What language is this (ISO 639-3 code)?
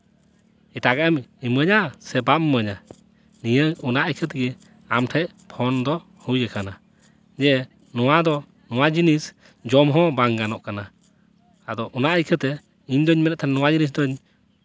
sat